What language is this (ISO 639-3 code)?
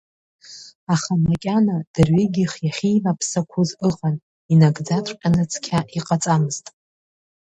abk